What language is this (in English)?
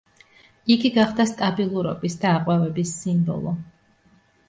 Georgian